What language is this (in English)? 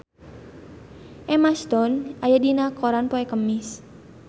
Sundanese